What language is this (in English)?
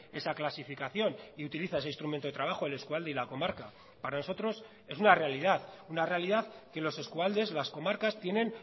Spanish